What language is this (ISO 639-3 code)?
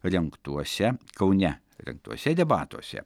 lit